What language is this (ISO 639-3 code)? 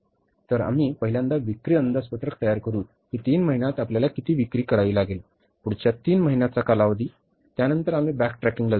mar